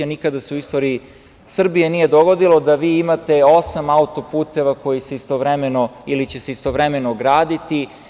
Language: Serbian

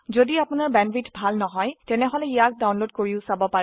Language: Assamese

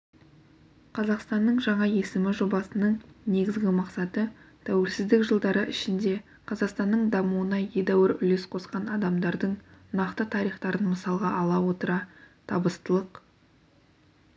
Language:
Kazakh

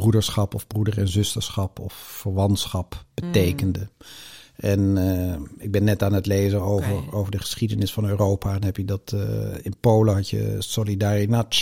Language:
Dutch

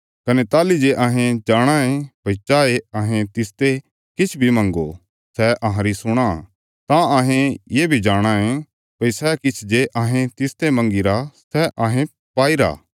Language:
Bilaspuri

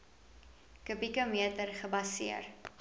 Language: Afrikaans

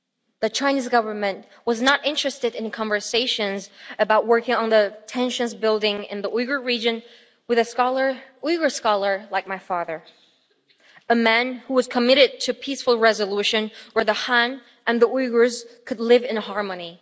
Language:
English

